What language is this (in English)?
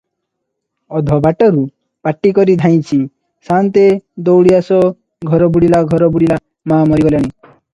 Odia